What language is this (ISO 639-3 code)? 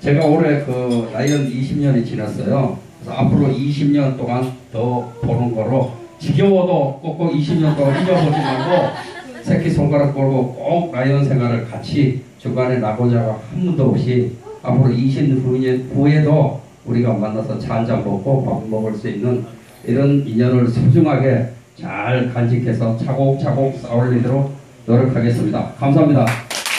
kor